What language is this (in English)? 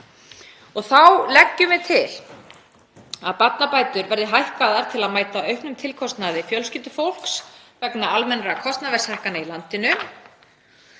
Icelandic